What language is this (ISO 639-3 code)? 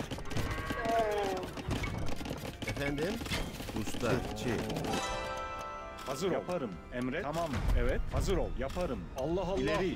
tur